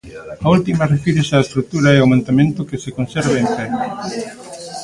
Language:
Galician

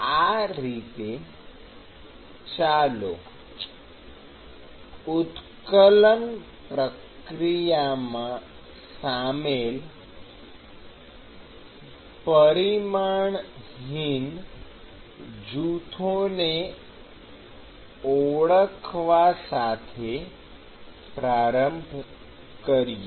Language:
Gujarati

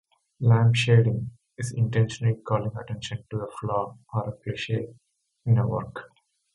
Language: English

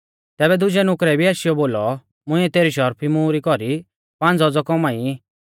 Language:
Mahasu Pahari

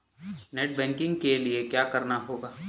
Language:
Hindi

